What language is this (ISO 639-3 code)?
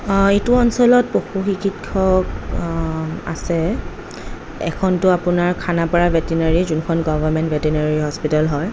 asm